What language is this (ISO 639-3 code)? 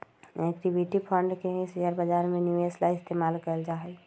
mag